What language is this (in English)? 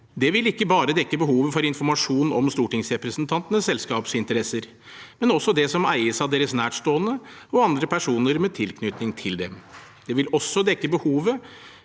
Norwegian